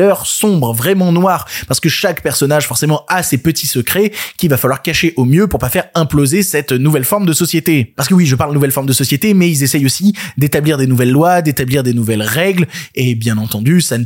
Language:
French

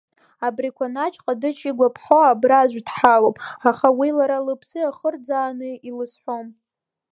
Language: Abkhazian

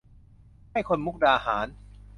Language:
Thai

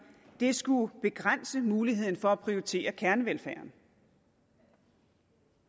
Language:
Danish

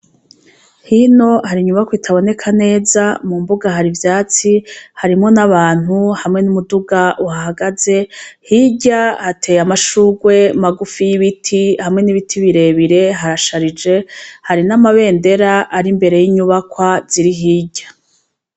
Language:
Rundi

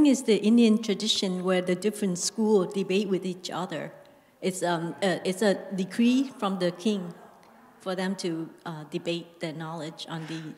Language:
English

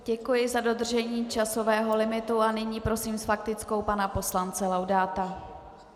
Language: Czech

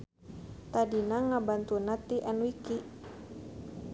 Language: Sundanese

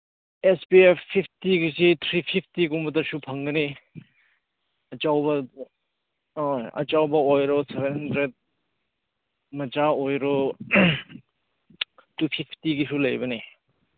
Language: Manipuri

